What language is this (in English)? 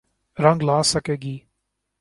Urdu